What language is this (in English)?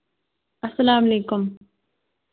Kashmiri